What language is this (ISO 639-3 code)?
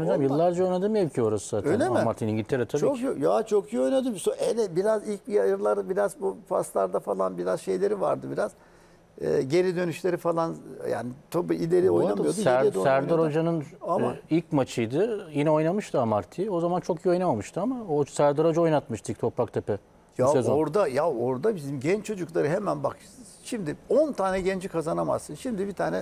tur